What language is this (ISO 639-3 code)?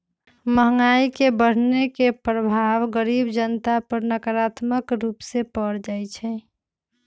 mag